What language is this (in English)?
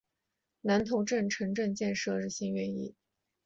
Chinese